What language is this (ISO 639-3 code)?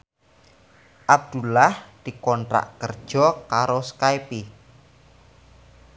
jav